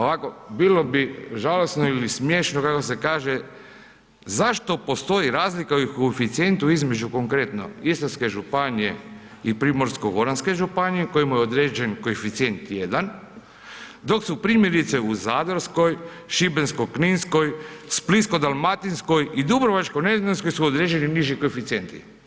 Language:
Croatian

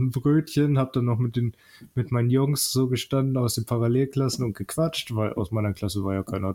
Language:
German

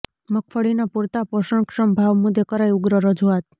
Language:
Gujarati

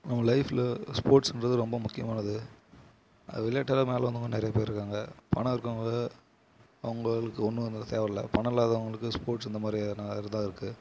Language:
Tamil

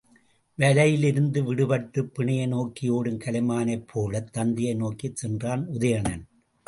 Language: Tamil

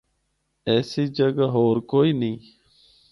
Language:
Northern Hindko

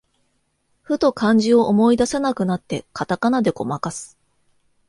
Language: Japanese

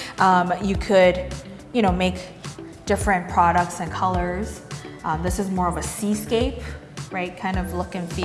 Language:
English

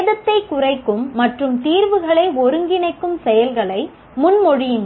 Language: Tamil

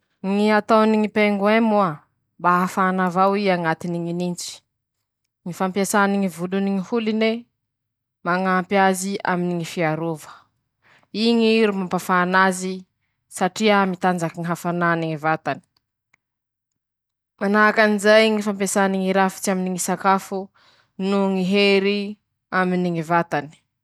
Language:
Masikoro Malagasy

